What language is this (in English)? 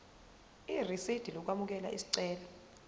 Zulu